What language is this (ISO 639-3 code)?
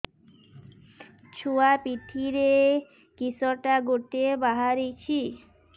ori